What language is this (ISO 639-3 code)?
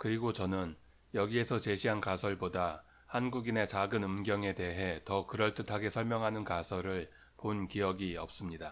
kor